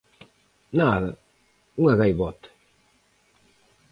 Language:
Galician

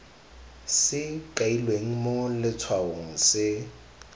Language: Tswana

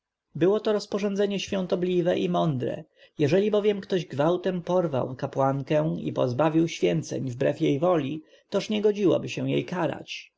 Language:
Polish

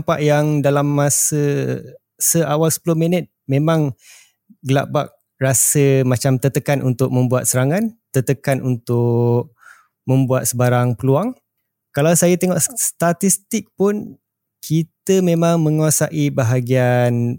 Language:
Malay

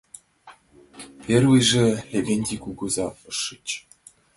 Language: Mari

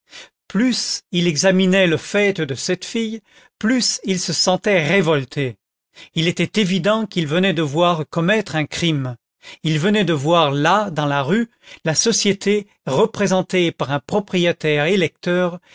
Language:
French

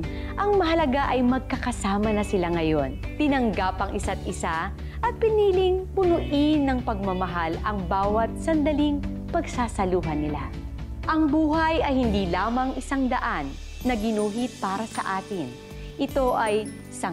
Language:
Filipino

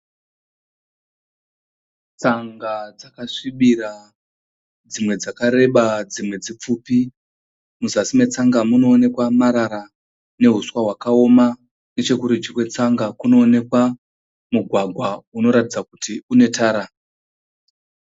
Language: Shona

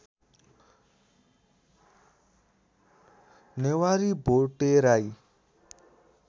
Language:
Nepali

